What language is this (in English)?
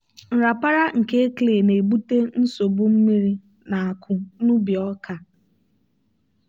Igbo